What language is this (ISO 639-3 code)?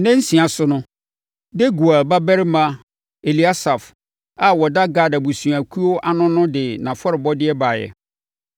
aka